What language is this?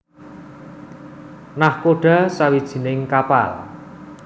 Javanese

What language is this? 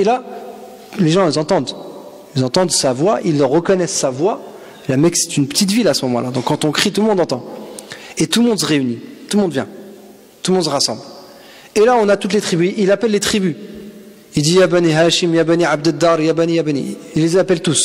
French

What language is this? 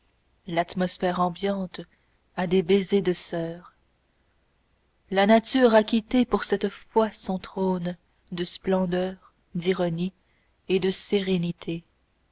French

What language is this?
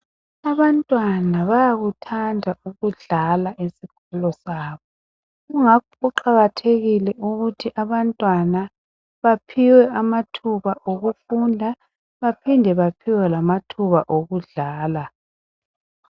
North Ndebele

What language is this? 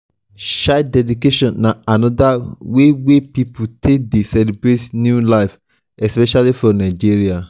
Nigerian Pidgin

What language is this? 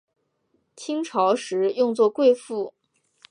Chinese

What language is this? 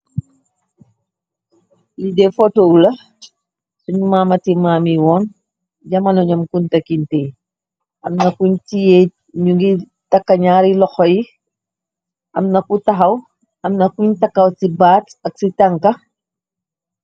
Wolof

